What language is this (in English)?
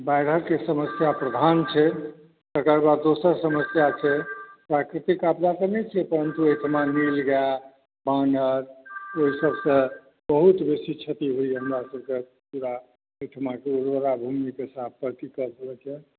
Maithili